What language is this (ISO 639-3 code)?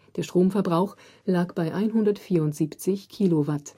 deu